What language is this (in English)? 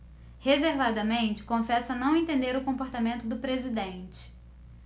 Portuguese